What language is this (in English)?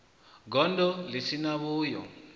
Venda